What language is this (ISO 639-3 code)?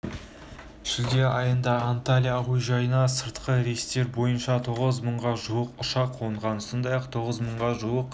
kaz